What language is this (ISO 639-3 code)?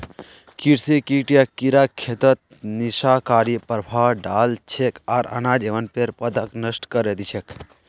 mag